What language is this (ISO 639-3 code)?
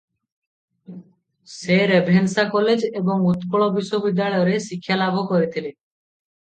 ori